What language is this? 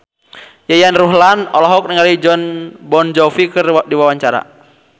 Sundanese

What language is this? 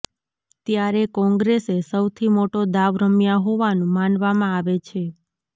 Gujarati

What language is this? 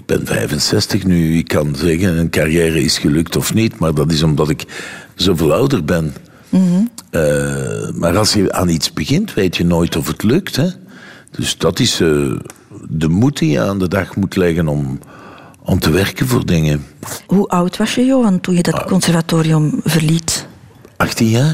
Dutch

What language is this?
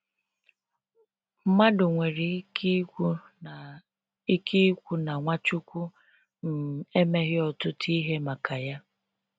Igbo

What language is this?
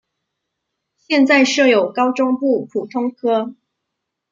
Chinese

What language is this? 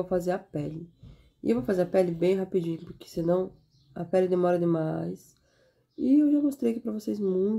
Portuguese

